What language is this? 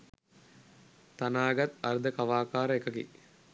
Sinhala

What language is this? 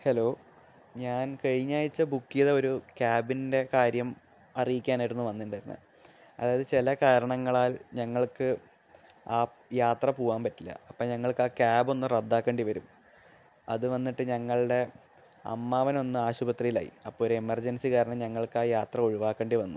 Malayalam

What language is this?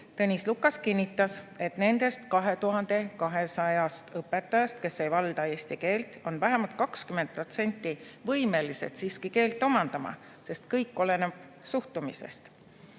Estonian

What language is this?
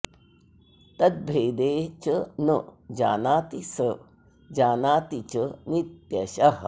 Sanskrit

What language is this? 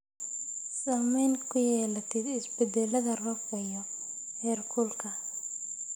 Somali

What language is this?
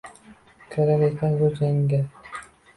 Uzbek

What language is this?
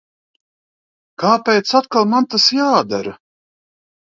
Latvian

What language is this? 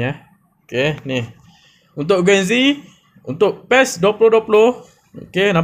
Malay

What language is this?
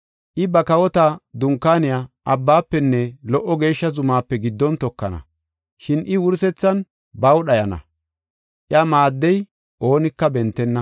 Gofa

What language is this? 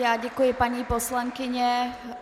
Czech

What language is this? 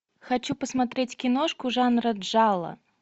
Russian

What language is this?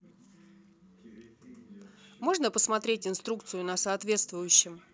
Russian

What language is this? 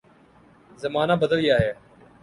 Urdu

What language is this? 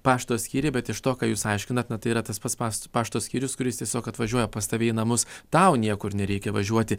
Lithuanian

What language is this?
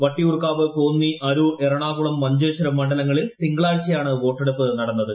Malayalam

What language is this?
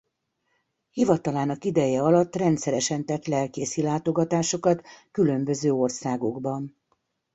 Hungarian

